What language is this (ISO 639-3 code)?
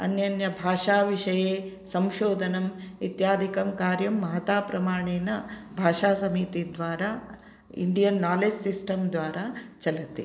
san